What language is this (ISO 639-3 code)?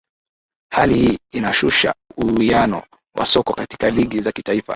swa